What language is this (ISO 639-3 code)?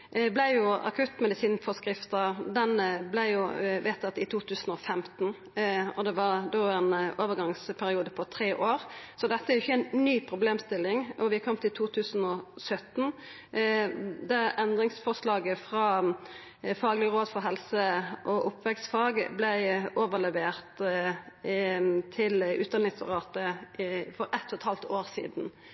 nor